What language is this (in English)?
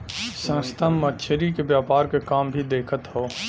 Bhojpuri